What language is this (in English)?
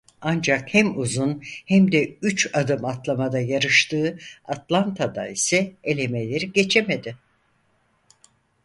Turkish